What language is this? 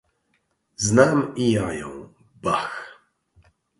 Polish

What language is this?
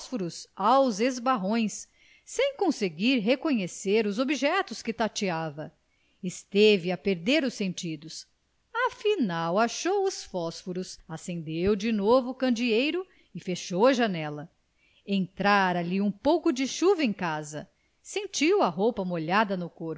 Portuguese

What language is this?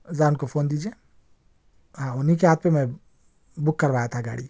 Urdu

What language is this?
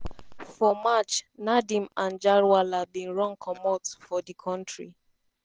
Nigerian Pidgin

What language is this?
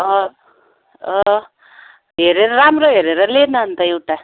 Nepali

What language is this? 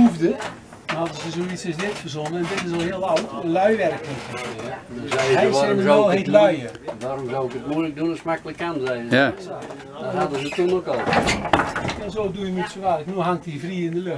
Dutch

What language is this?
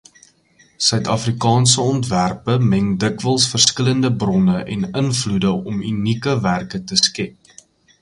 Afrikaans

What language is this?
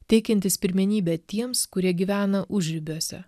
Lithuanian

